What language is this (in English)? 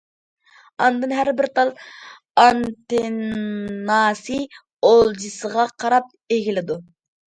Uyghur